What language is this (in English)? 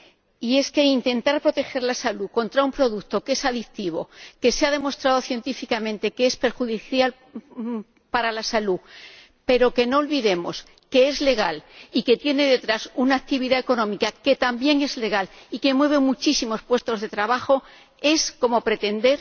Spanish